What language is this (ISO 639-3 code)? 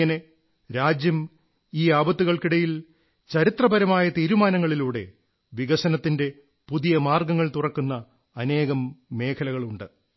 mal